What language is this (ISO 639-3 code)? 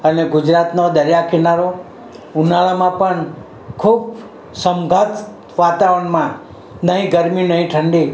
guj